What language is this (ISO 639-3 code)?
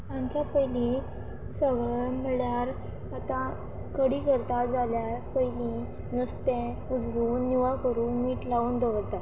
kok